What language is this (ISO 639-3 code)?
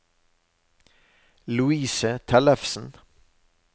nor